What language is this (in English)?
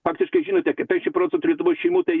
Lithuanian